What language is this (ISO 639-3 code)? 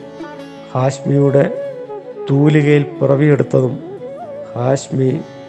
mal